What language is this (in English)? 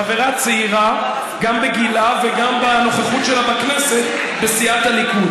Hebrew